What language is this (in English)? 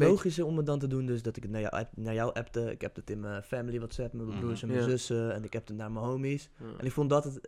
Dutch